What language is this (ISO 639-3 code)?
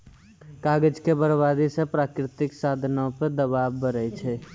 mai